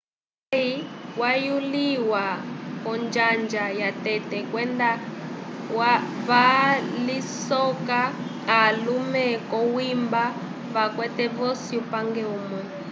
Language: Umbundu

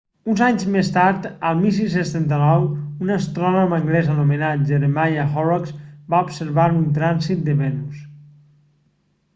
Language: Catalan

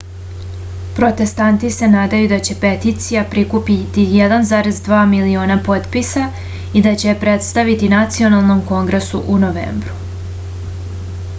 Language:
Serbian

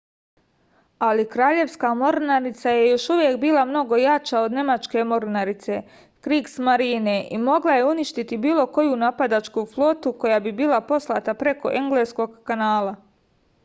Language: Serbian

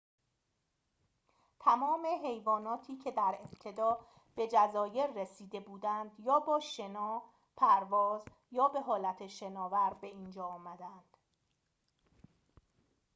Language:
Persian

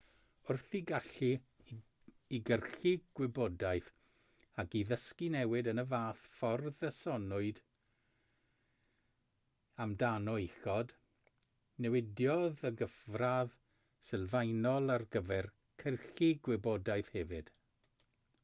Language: Welsh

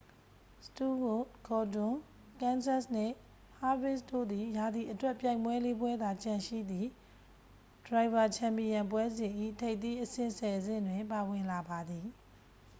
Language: Burmese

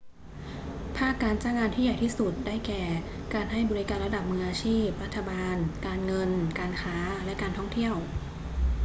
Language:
Thai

